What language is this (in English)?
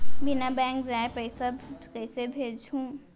Chhattisgarhi